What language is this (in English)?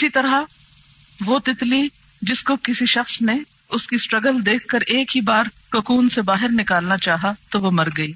Urdu